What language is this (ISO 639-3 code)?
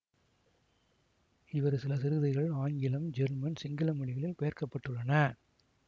tam